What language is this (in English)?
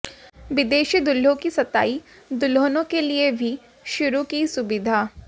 Hindi